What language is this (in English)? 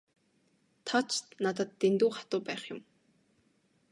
Mongolian